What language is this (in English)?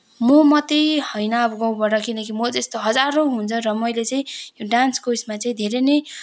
Nepali